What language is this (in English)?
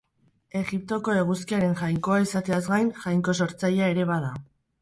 Basque